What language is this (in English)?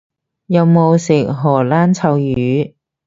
Cantonese